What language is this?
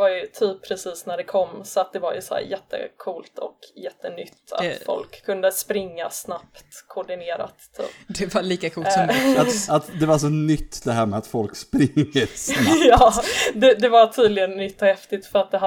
Swedish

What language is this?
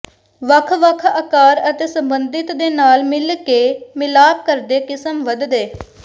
Punjabi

